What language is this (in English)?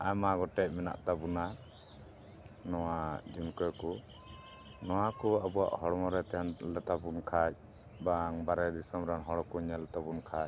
Santali